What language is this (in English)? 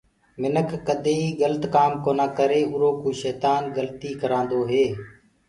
Gurgula